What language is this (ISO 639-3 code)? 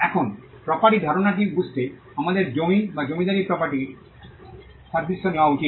ben